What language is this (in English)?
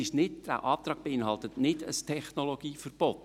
Swiss German